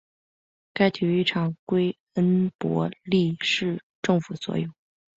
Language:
Chinese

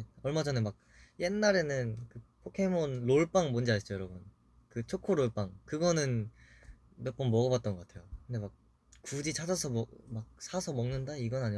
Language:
Korean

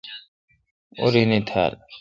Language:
Kalkoti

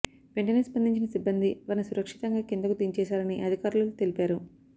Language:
Telugu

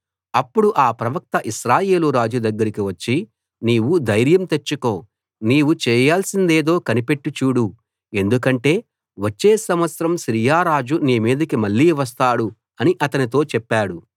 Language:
Telugu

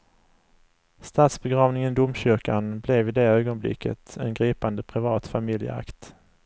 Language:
Swedish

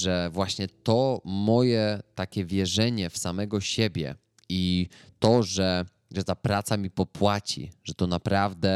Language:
Polish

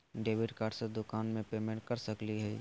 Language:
Magahi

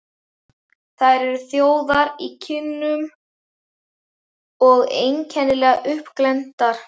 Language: Icelandic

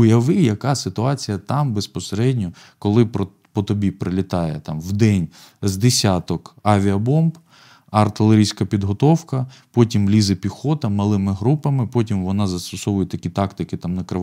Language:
Ukrainian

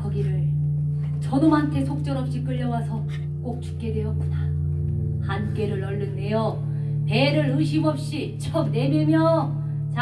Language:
Korean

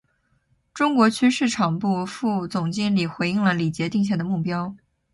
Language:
Chinese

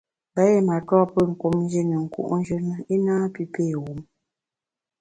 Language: Bamun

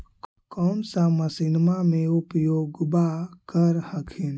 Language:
Magahi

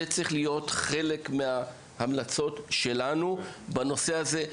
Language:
Hebrew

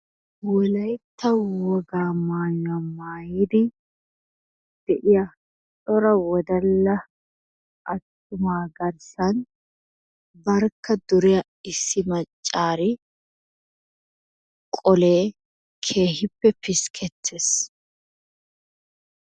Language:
Wolaytta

